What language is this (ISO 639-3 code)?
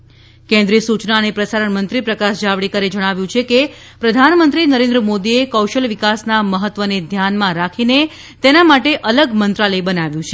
guj